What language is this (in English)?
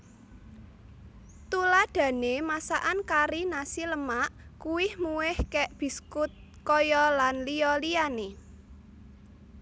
Javanese